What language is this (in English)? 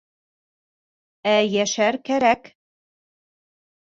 Bashkir